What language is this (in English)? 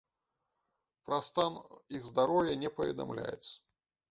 Belarusian